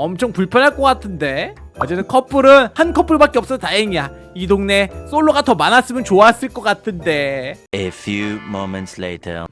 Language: Korean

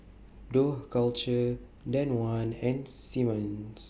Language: English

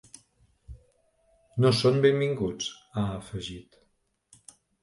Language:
Catalan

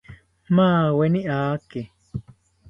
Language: South Ucayali Ashéninka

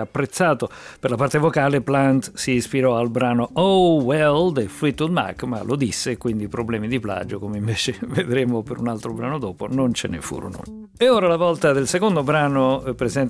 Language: Italian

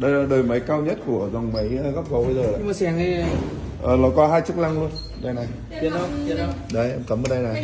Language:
Vietnamese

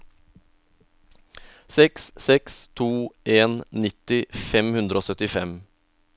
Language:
Norwegian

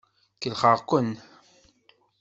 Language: Kabyle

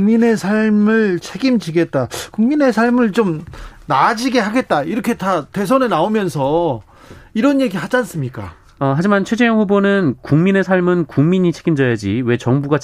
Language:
Korean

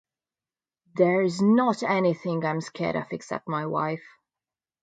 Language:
English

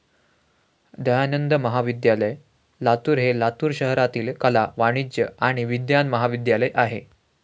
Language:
Marathi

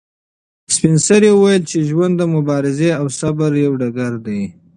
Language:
Pashto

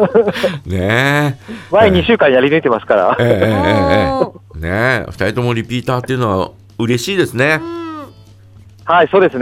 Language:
Japanese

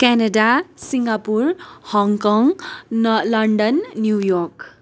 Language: Nepali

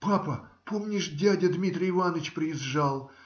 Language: Russian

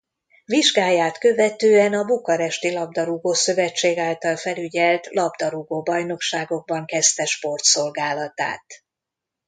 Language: Hungarian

